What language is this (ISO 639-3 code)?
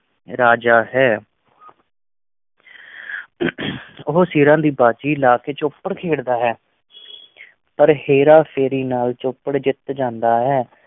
pan